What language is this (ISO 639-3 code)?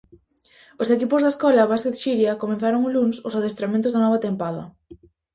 glg